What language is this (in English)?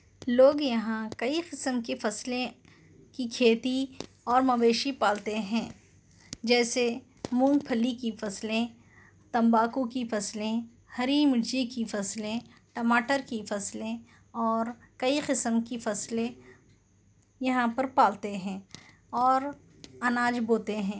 Urdu